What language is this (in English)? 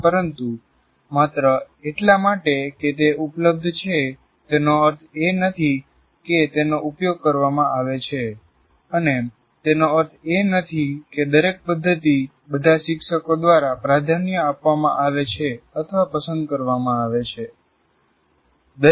Gujarati